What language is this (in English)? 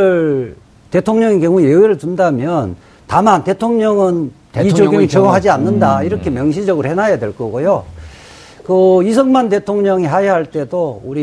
Korean